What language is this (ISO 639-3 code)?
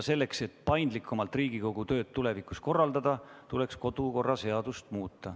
est